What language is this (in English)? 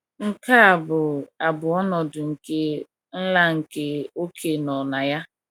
Igbo